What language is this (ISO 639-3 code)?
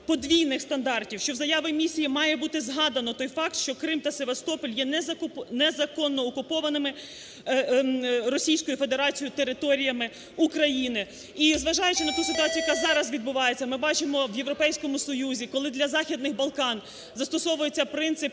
ukr